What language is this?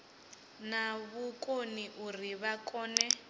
Venda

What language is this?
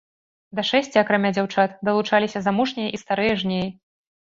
Belarusian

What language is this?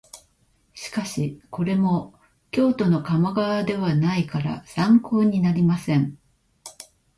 Japanese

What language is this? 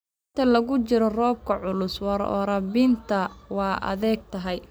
Somali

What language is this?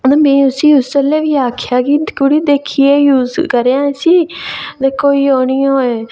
Dogri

